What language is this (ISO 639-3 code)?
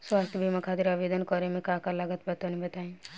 bho